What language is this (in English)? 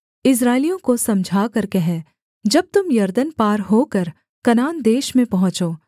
Hindi